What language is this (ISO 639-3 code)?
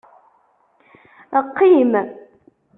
kab